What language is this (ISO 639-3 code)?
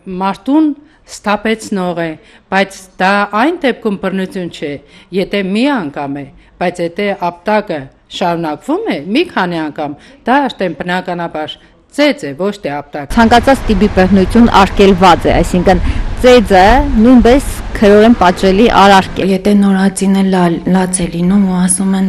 ron